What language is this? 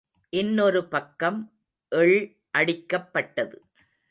Tamil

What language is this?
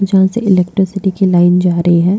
Hindi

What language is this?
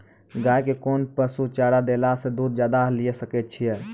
Maithili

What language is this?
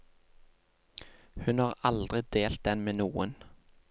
Norwegian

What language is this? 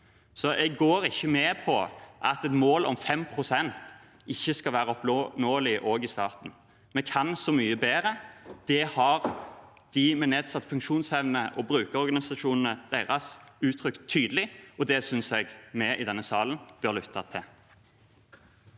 Norwegian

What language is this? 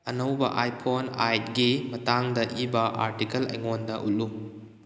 Manipuri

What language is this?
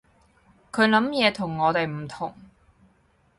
Cantonese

